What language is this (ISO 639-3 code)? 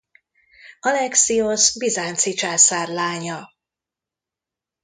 hun